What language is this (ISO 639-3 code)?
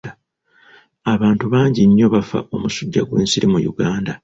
lug